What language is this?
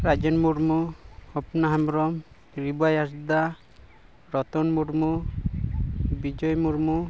Santali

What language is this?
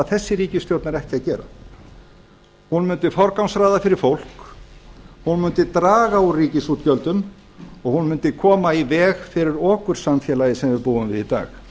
Icelandic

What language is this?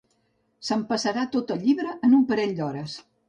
Catalan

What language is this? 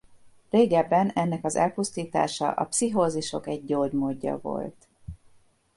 Hungarian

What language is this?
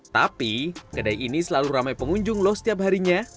Indonesian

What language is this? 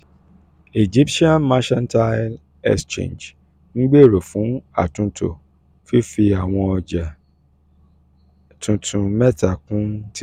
Yoruba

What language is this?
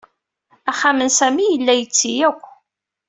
Kabyle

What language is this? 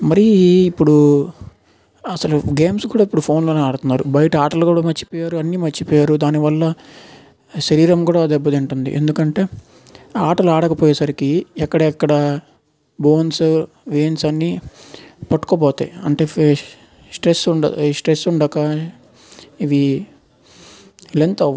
Telugu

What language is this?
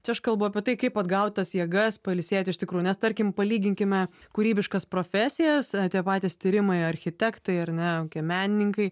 Lithuanian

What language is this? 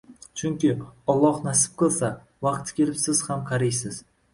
Uzbek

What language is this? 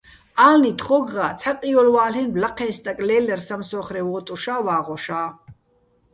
Bats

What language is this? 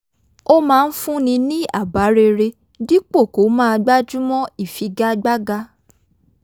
Yoruba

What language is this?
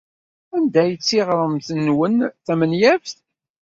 Kabyle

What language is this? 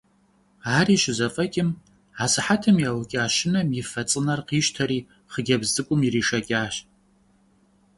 Kabardian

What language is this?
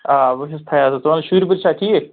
Kashmiri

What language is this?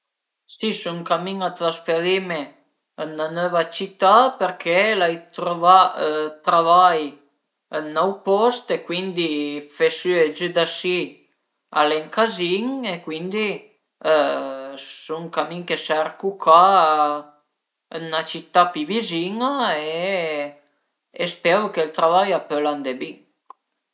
Piedmontese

